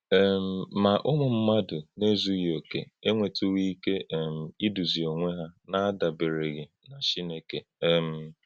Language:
Igbo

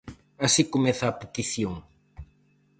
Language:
Galician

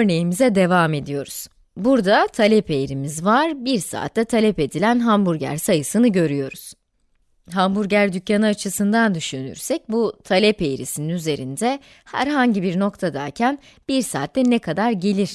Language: Turkish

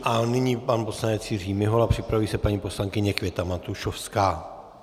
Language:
Czech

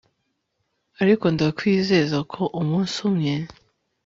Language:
Kinyarwanda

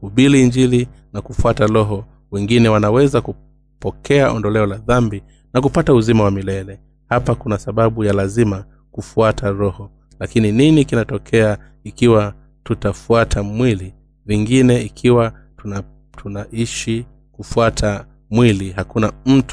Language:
Swahili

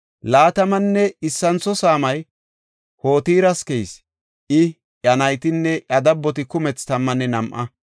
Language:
Gofa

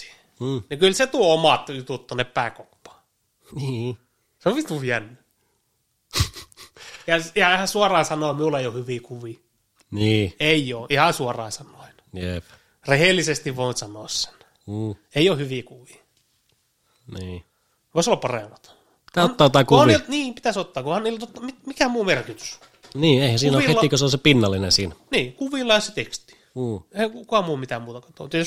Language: Finnish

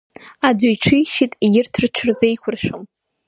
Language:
Abkhazian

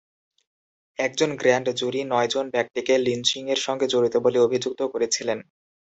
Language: Bangla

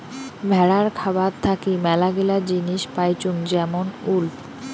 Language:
Bangla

